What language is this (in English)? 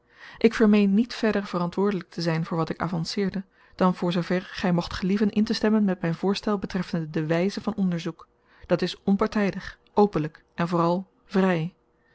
Dutch